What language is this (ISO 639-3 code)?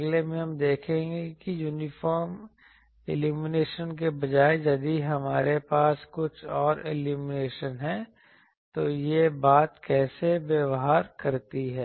hin